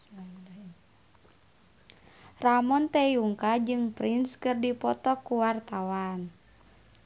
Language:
Sundanese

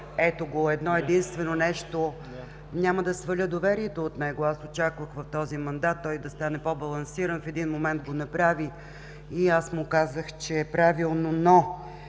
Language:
Bulgarian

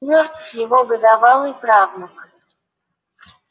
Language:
Russian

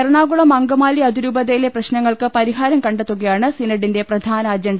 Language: Malayalam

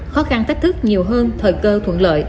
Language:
Vietnamese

